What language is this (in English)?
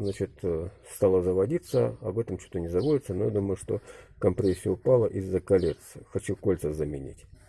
Russian